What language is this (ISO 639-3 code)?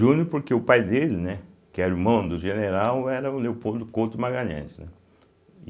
por